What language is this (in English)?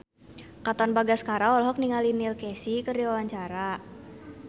Sundanese